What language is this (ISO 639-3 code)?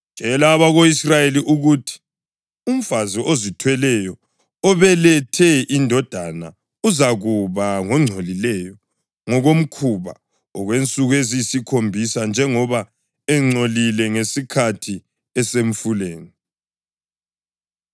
nde